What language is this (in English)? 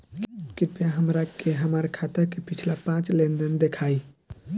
Bhojpuri